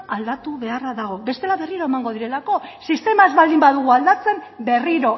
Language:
Basque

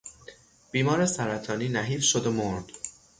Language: Persian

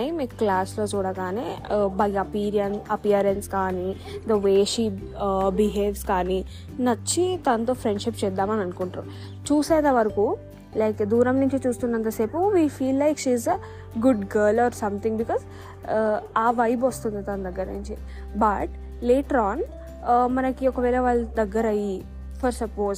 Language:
Telugu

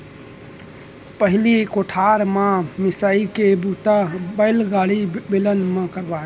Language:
Chhattisgarhi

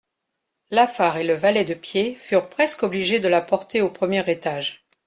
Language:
French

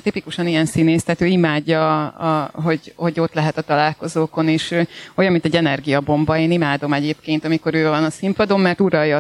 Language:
Hungarian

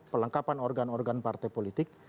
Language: Indonesian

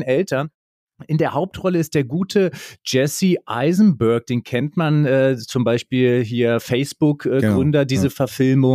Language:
German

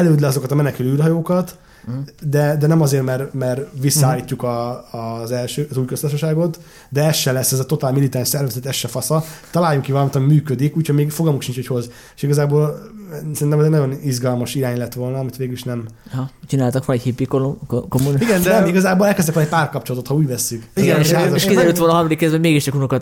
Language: Hungarian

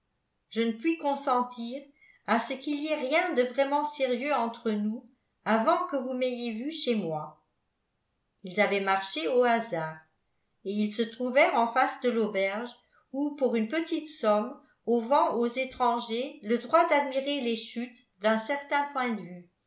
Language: French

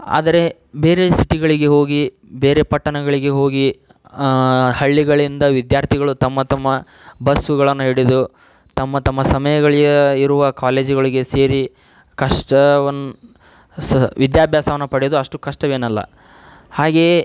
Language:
Kannada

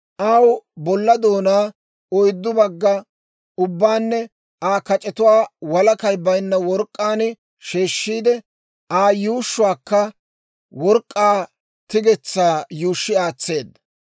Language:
Dawro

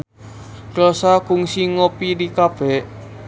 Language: Sundanese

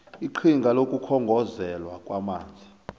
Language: South Ndebele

